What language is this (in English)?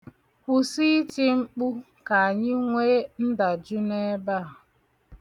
Igbo